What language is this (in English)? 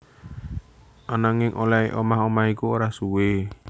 Javanese